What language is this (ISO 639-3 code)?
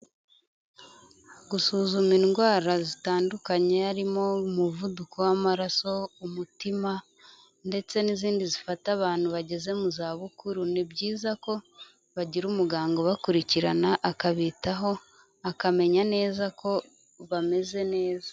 kin